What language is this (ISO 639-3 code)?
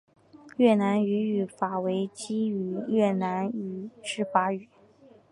zho